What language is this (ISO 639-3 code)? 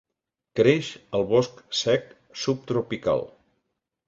cat